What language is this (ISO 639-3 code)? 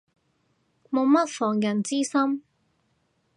yue